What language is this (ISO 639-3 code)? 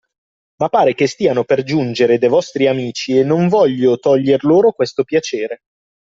ita